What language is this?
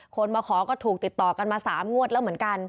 Thai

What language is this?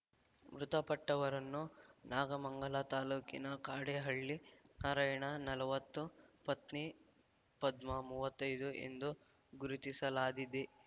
Kannada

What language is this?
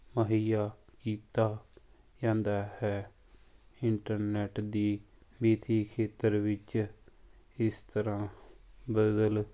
Punjabi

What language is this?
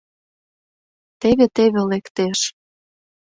Mari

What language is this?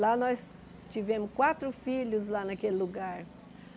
Portuguese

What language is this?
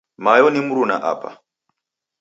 Taita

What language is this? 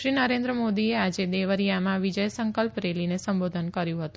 Gujarati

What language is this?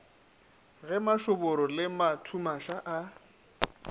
Northern Sotho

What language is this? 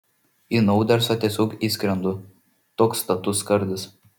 Lithuanian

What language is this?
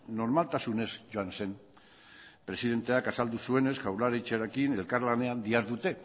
Basque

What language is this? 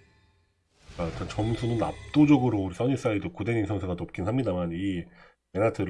Korean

